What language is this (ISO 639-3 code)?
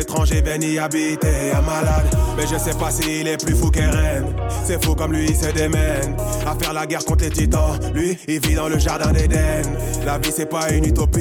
fra